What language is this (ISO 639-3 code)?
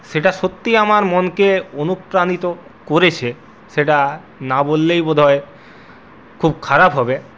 ben